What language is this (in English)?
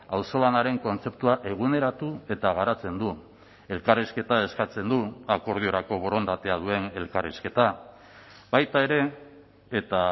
Basque